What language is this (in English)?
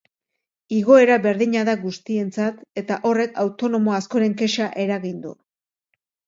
Basque